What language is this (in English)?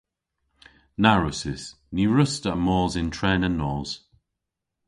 Cornish